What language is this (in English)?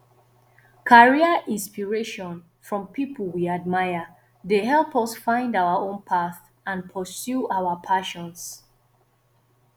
Nigerian Pidgin